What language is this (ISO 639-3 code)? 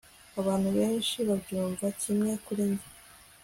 kin